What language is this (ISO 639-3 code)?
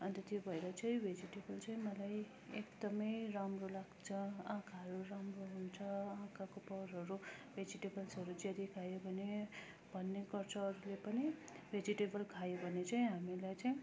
nep